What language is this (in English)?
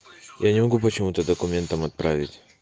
Russian